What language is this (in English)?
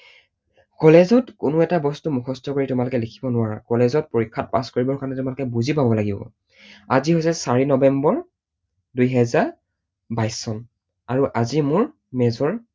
Assamese